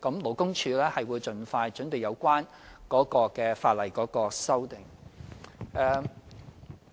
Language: Cantonese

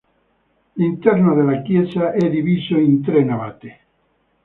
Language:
Italian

